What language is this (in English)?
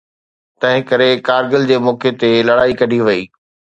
Sindhi